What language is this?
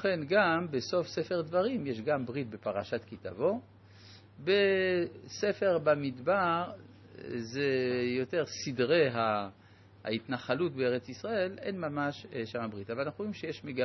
Hebrew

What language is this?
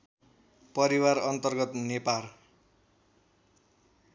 Nepali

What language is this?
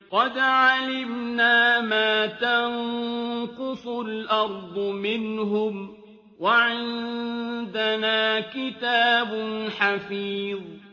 Arabic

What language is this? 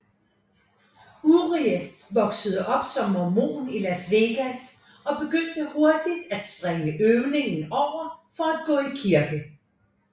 Danish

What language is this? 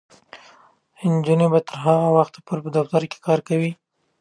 Pashto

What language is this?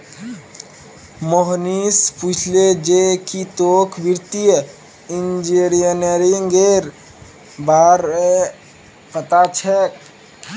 Magahi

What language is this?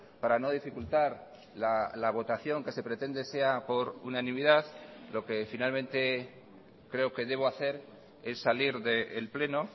Spanish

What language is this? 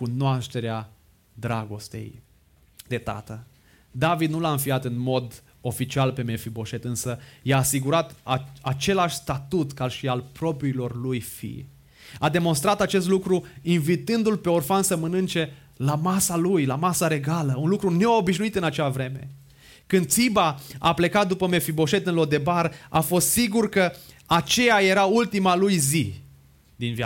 Romanian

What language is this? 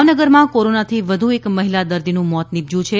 Gujarati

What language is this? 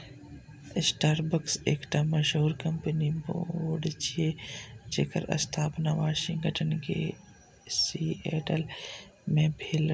Maithili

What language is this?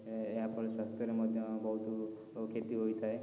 Odia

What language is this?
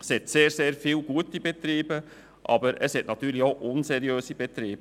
Swiss German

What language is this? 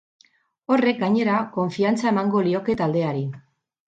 Basque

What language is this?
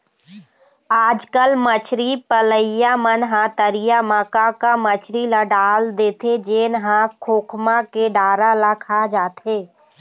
Chhattisgarhi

